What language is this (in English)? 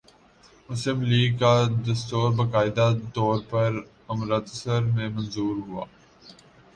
Urdu